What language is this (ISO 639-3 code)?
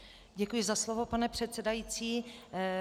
ces